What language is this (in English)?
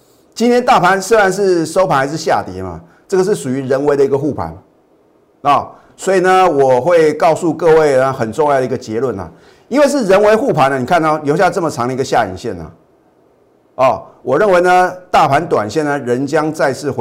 Chinese